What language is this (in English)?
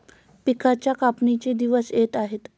Marathi